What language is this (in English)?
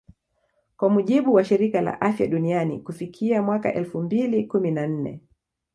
Swahili